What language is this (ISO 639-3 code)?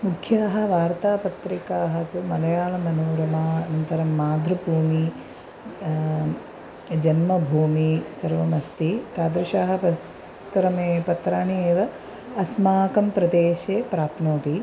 san